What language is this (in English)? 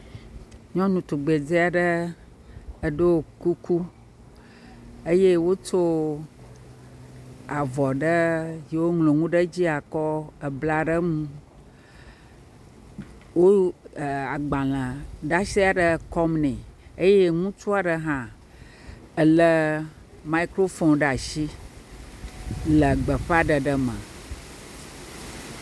Ewe